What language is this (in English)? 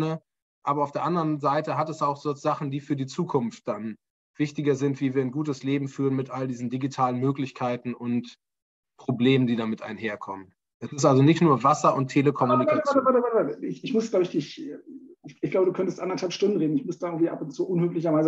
German